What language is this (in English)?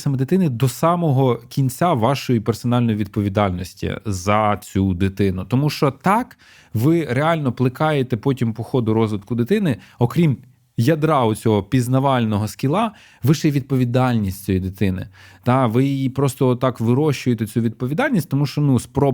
Ukrainian